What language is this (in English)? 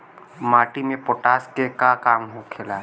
Bhojpuri